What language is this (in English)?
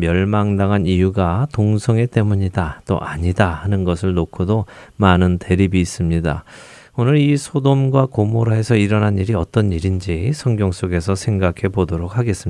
Korean